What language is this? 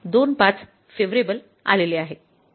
Marathi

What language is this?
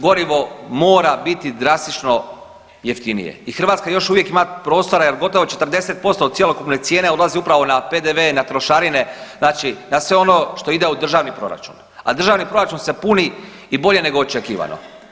Croatian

